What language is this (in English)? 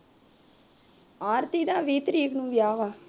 Punjabi